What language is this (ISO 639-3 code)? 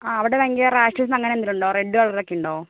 mal